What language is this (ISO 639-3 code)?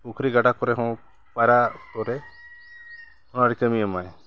sat